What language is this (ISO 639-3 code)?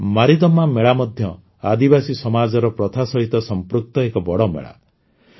ori